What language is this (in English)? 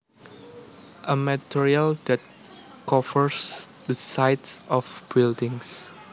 Javanese